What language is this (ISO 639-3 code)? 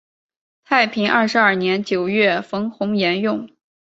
zho